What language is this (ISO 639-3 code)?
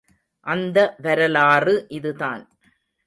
tam